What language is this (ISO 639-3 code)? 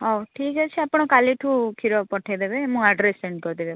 ori